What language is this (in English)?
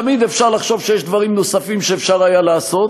Hebrew